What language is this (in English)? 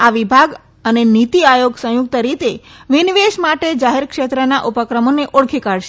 Gujarati